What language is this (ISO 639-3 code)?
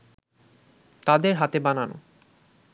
ben